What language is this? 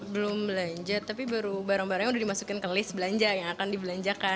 Indonesian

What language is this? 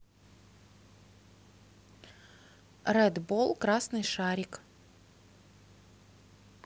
Russian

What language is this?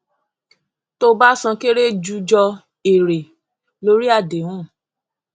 Yoruba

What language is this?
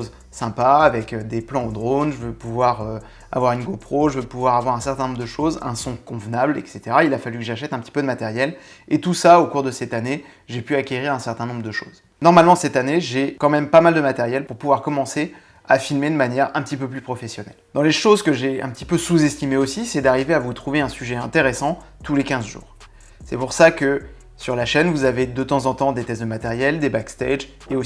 French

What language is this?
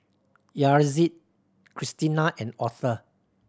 English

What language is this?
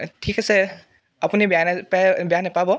Assamese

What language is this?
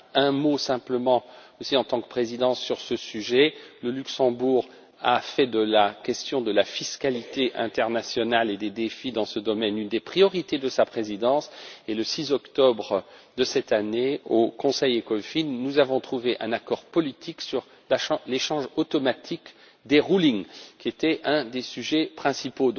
French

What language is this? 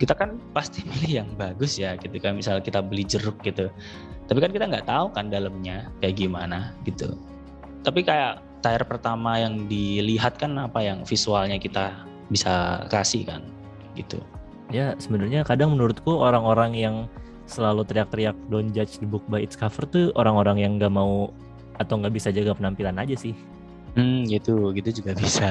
Indonesian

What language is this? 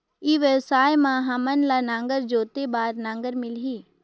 Chhattisgarhi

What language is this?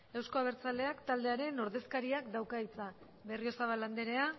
Basque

